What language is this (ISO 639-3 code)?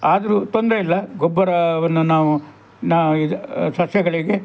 kan